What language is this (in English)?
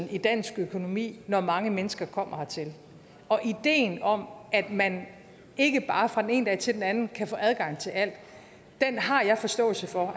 Danish